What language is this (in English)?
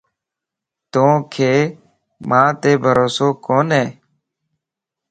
Lasi